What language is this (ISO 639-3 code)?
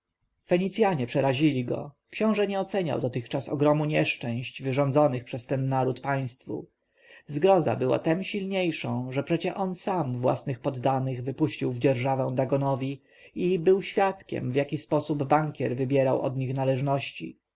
pol